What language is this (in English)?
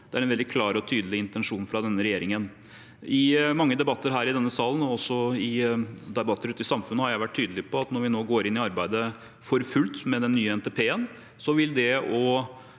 Norwegian